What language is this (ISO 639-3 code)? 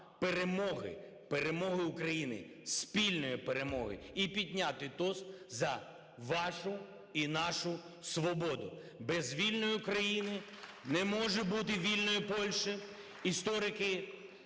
ukr